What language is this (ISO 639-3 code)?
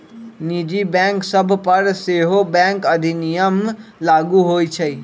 mag